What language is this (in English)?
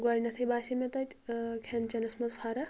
Kashmiri